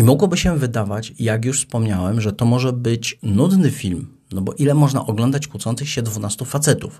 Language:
Polish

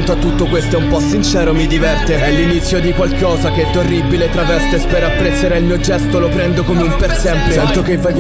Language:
Italian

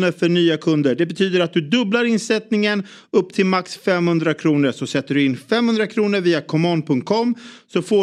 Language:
Swedish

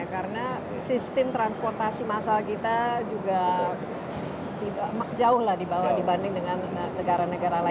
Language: Indonesian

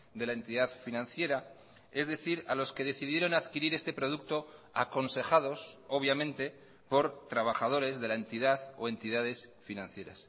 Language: Spanish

